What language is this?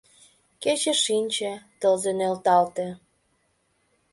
Mari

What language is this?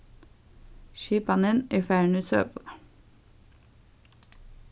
Faroese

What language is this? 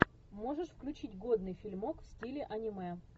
Russian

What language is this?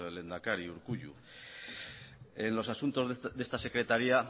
Basque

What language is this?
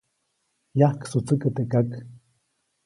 Copainalá Zoque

